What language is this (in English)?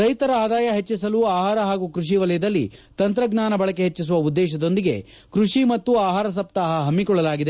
Kannada